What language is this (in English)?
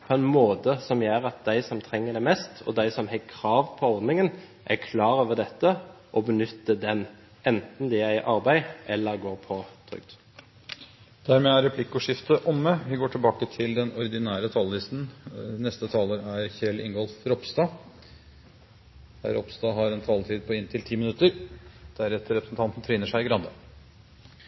Norwegian